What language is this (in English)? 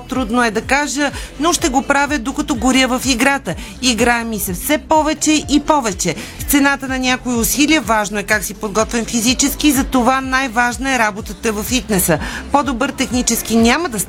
Bulgarian